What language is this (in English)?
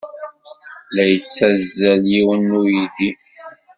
Kabyle